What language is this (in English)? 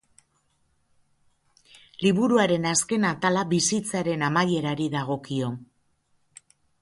Basque